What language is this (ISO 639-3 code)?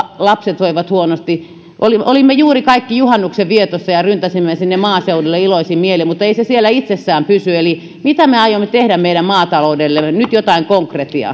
fin